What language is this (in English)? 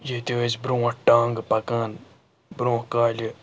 Kashmiri